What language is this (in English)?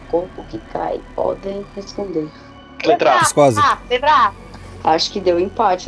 Portuguese